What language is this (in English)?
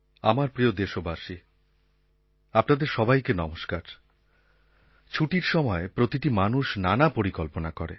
Bangla